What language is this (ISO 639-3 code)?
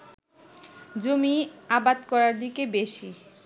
ben